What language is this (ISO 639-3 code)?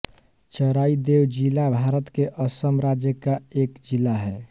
hin